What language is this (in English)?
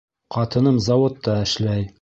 Bashkir